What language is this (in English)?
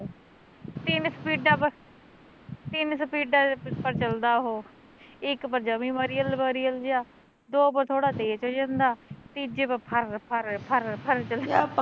Punjabi